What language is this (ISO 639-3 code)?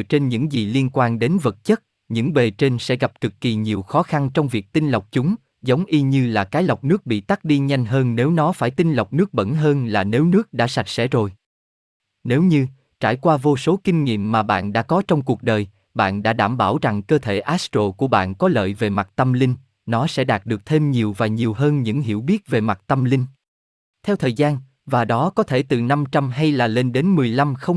vie